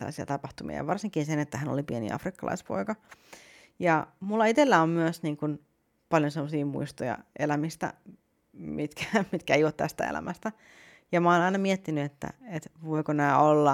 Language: Finnish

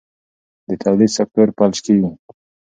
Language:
Pashto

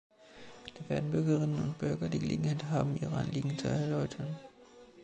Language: German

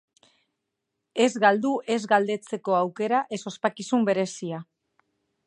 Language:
Basque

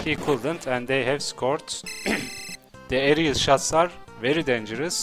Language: English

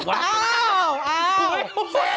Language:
Thai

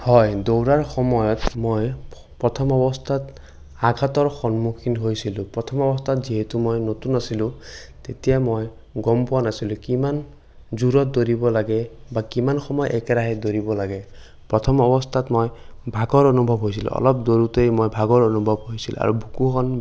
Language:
Assamese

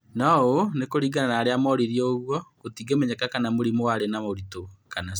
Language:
Kikuyu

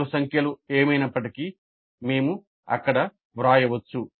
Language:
Telugu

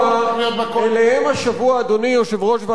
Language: Hebrew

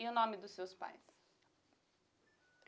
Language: Portuguese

